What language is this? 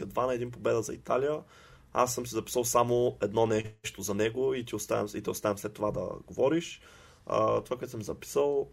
Bulgarian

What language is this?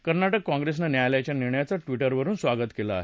Marathi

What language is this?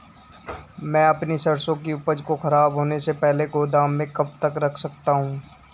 Hindi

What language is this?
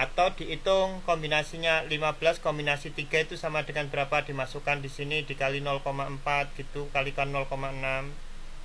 Indonesian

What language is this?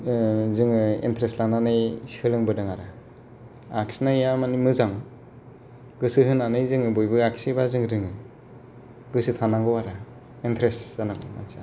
Bodo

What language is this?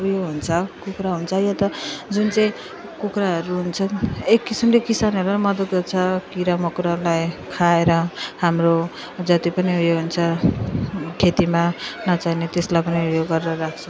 Nepali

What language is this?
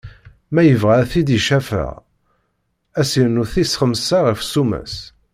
Kabyle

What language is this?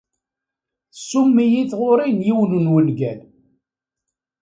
Kabyle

